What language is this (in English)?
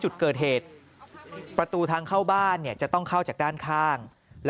Thai